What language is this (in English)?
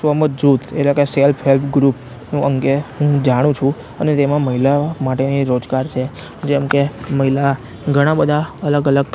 Gujarati